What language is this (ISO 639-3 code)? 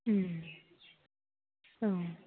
brx